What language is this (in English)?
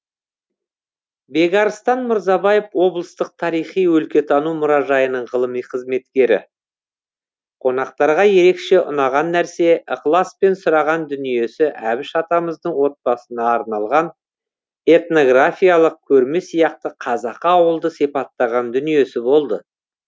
Kazakh